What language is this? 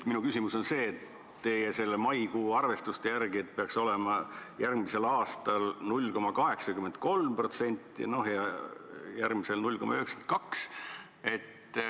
Estonian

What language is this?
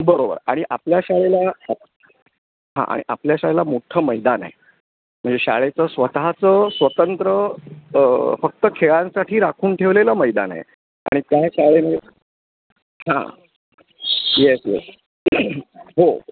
Marathi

